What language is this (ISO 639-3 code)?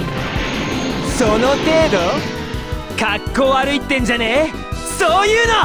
jpn